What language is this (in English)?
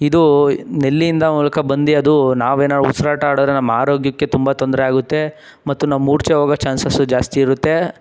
Kannada